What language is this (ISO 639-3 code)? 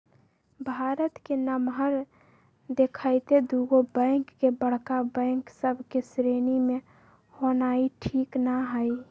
mag